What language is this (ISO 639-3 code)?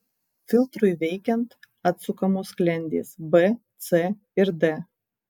lit